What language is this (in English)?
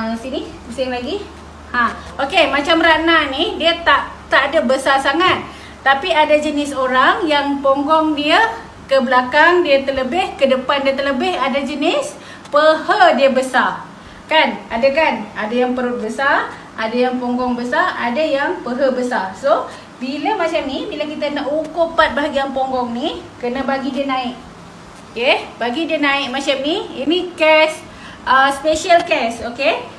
Malay